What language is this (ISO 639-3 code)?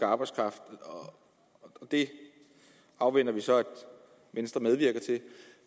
dan